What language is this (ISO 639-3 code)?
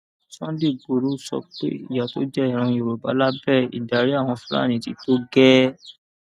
yor